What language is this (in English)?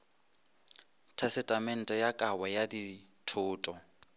Northern Sotho